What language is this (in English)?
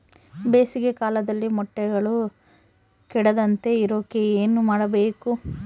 Kannada